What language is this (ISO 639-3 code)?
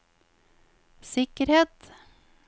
nor